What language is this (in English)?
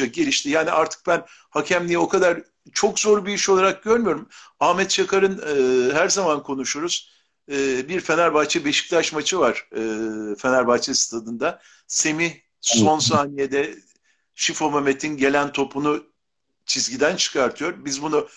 Turkish